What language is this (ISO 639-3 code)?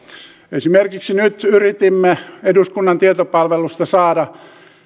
fin